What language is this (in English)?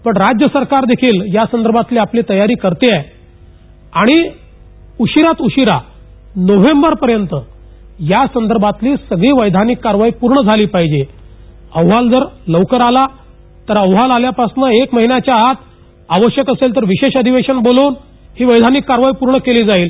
Marathi